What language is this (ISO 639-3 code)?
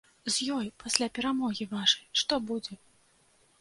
bel